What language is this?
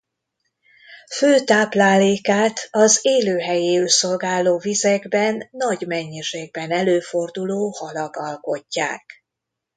Hungarian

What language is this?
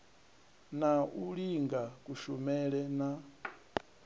Venda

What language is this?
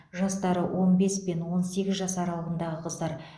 Kazakh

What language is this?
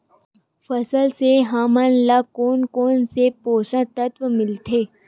Chhattisgarhi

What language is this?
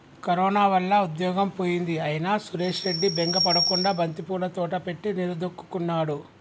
Telugu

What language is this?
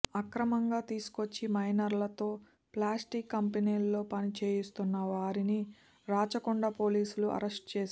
Telugu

